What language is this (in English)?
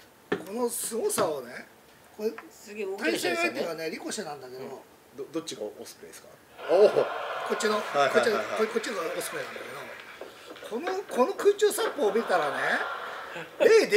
Japanese